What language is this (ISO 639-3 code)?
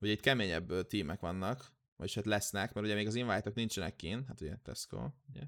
hun